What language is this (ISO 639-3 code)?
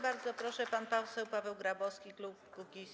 pol